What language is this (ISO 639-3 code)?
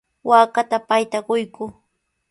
qws